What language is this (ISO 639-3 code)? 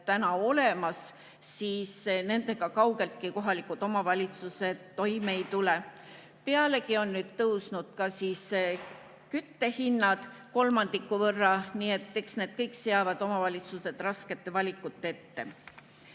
est